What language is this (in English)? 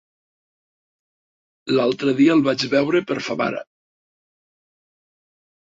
Catalan